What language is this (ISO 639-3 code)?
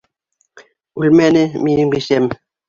bak